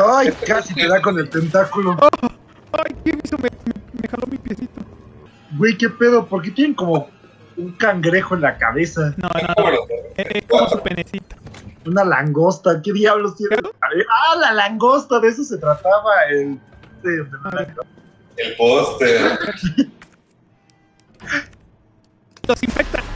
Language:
Spanish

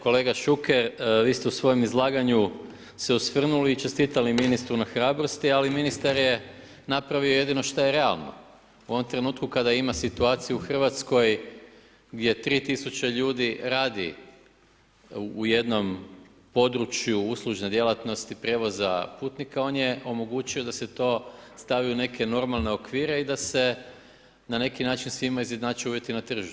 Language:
Croatian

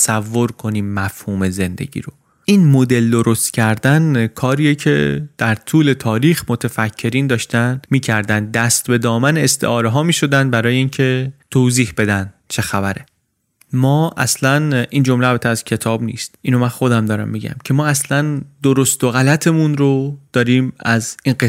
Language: Persian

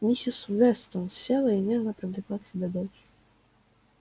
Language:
Russian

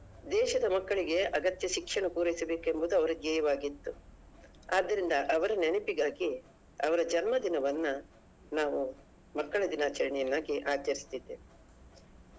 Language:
Kannada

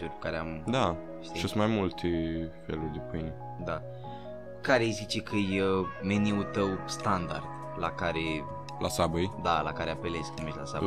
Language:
Romanian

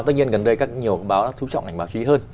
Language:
Vietnamese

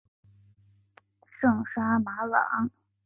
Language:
Chinese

